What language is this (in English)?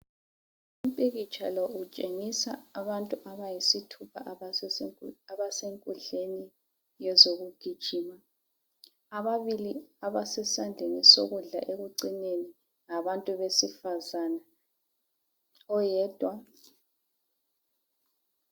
North Ndebele